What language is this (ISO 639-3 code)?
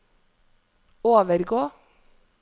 nor